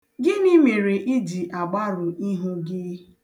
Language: Igbo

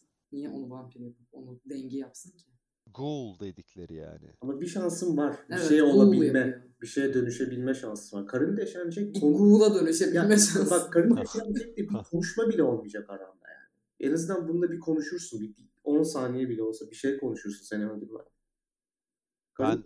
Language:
Turkish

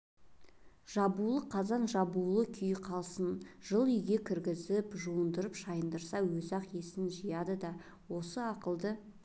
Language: Kazakh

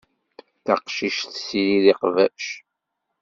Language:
Kabyle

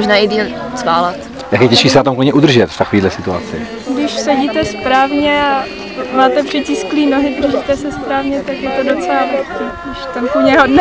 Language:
Czech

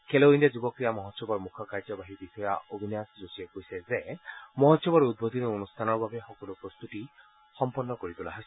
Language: Assamese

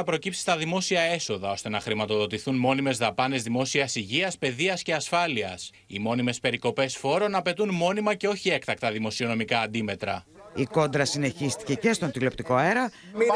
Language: Greek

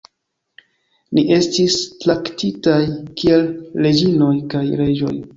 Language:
Esperanto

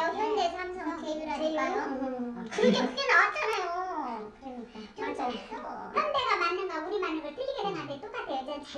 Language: Korean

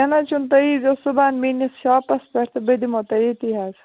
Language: Kashmiri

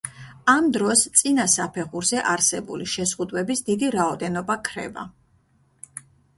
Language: Georgian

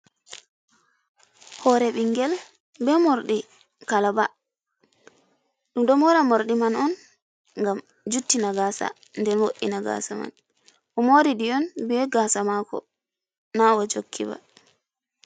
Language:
Fula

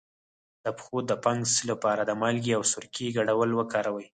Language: Pashto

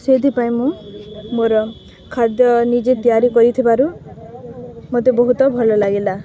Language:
Odia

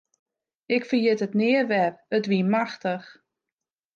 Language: Western Frisian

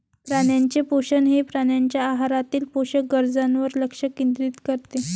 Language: Marathi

